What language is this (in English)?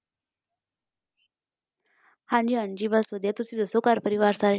Punjabi